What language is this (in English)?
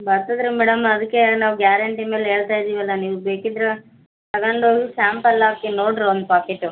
Kannada